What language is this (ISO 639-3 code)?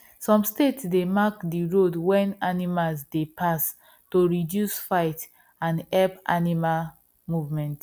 pcm